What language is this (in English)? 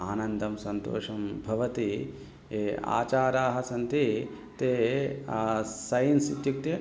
Sanskrit